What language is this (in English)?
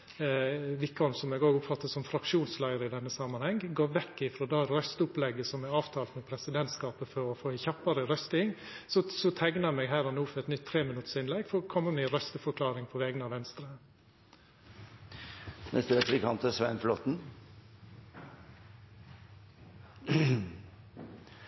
Norwegian Nynorsk